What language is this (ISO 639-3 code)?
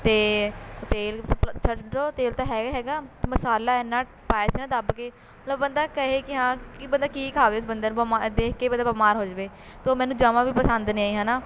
pan